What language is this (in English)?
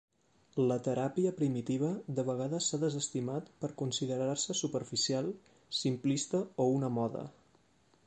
Catalan